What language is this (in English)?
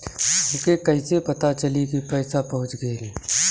Bhojpuri